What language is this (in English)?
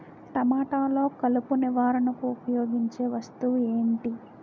Telugu